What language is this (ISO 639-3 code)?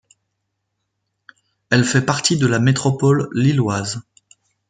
fra